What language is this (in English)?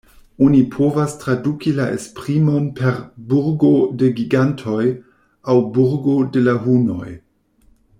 Esperanto